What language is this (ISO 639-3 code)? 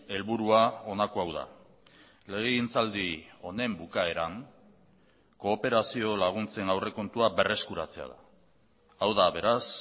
eus